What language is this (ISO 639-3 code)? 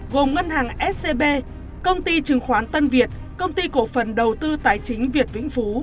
vie